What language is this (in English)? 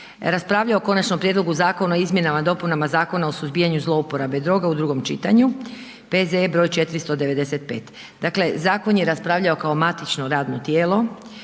Croatian